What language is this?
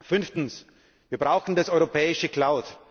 German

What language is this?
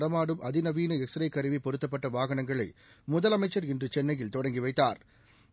Tamil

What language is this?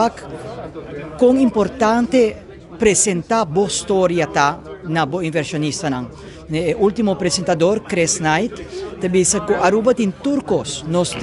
Italian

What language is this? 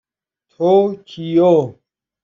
Persian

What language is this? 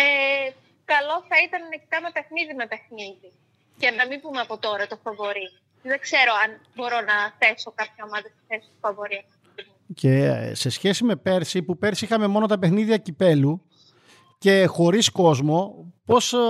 Greek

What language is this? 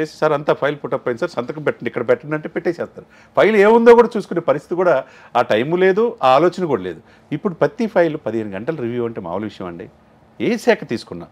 Telugu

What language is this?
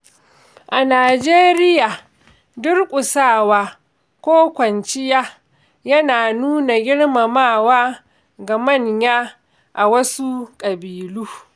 Hausa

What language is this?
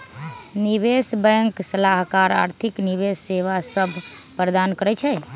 Magahi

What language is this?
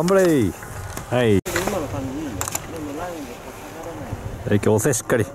Japanese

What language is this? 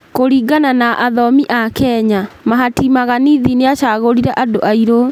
Kikuyu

